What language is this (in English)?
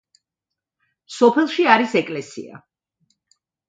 Georgian